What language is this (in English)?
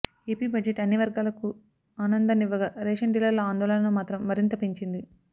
Telugu